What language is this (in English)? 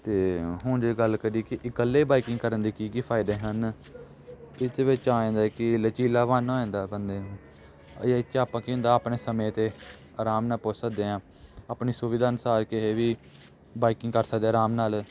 Punjabi